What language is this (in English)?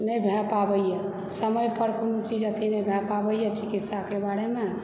Maithili